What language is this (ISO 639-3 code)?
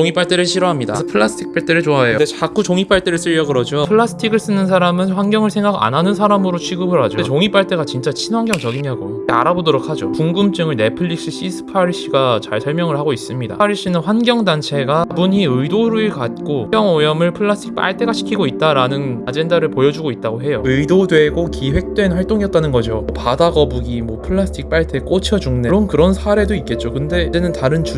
kor